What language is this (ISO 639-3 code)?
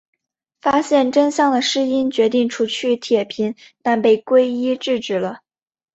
zho